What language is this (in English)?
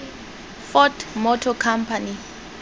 Tswana